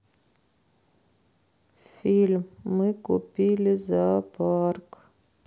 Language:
Russian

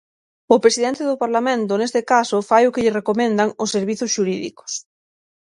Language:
Galician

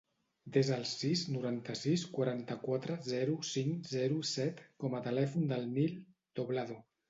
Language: Catalan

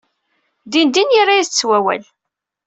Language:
Kabyle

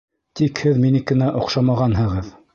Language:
Bashkir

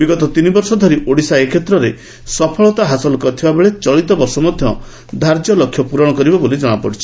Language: Odia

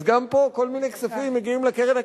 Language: Hebrew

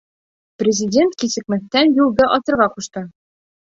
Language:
Bashkir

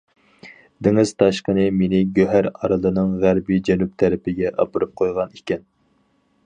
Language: Uyghur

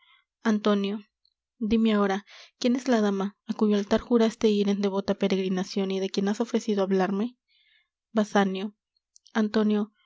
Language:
Spanish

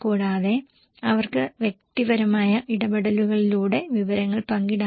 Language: Malayalam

